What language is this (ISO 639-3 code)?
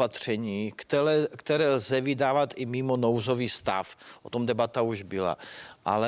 ces